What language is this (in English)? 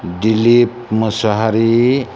Bodo